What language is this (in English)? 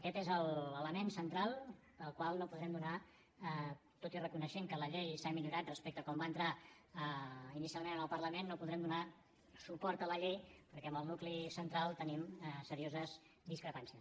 Catalan